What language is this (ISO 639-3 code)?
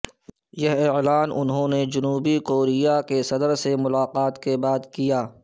urd